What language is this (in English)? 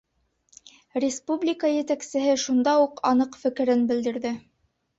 Bashkir